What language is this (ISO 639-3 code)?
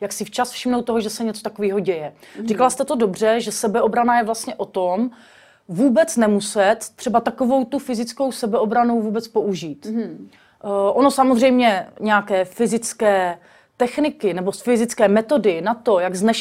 ces